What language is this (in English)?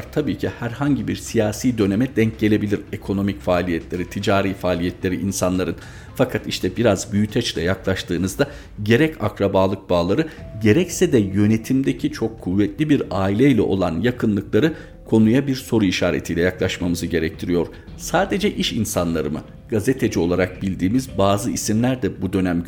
Turkish